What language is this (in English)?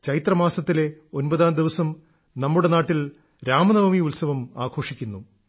Malayalam